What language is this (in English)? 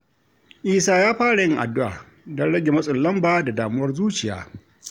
Hausa